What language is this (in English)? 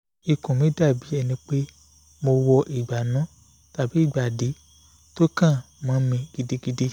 Yoruba